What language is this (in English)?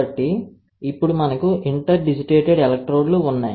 Telugu